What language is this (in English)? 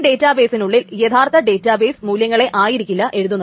Malayalam